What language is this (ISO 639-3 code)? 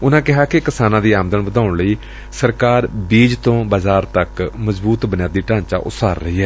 pan